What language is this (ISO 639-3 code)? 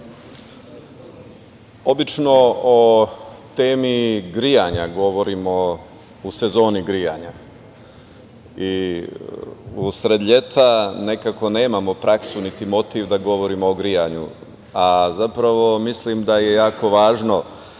srp